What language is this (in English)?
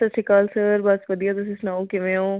Punjabi